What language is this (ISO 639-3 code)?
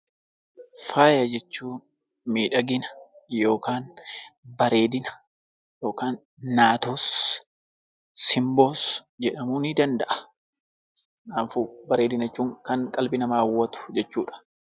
orm